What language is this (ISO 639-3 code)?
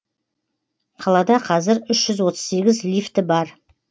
kaz